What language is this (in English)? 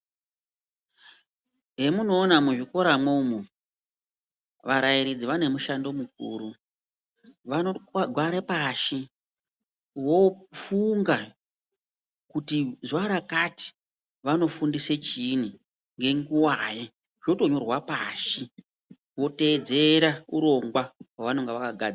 Ndau